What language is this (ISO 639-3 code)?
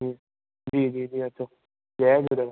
snd